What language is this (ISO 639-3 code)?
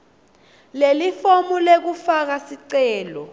ssw